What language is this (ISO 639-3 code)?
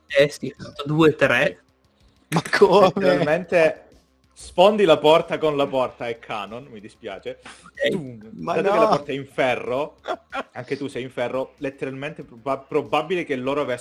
ita